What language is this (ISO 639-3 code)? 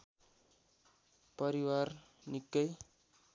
nep